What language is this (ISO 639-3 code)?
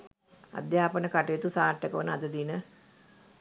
sin